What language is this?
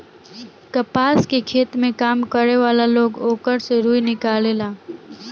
Bhojpuri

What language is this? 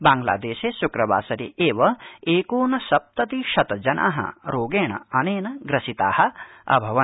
Sanskrit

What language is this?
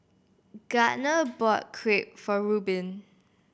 English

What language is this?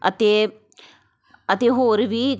Punjabi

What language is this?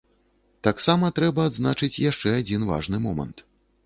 Belarusian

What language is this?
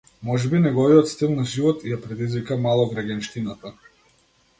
Macedonian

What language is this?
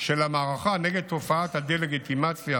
Hebrew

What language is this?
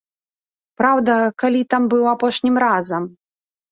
Belarusian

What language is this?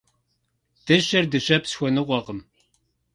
Kabardian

